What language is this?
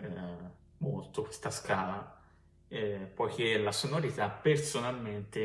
Italian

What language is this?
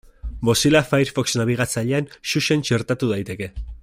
Basque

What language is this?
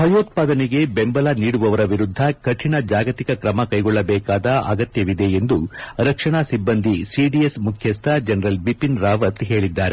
Kannada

